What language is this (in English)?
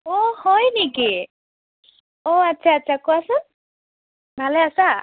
Assamese